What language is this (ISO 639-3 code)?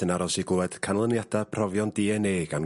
cym